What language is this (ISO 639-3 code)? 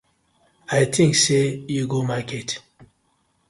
pcm